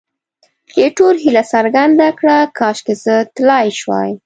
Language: Pashto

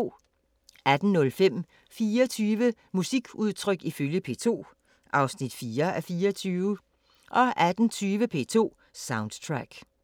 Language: Danish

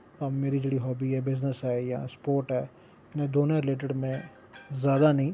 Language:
Dogri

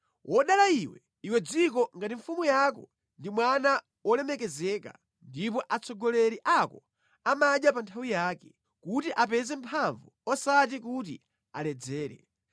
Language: Nyanja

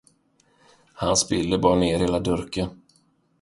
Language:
Swedish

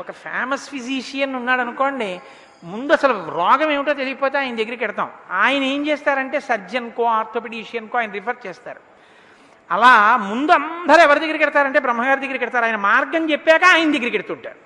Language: Telugu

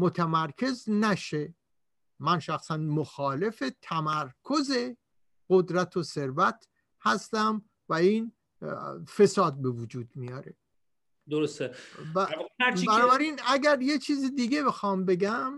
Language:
Persian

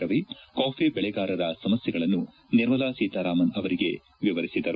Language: Kannada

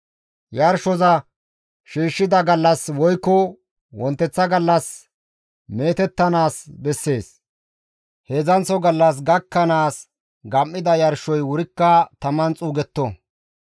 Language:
Gamo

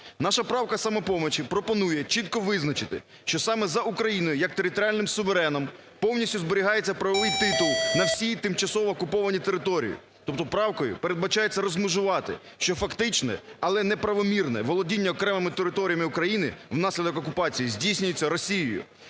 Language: Ukrainian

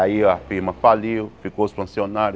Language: Portuguese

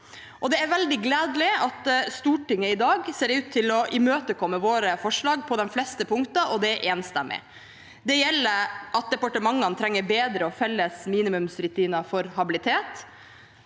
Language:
Norwegian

